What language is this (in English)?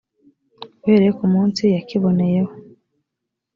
Kinyarwanda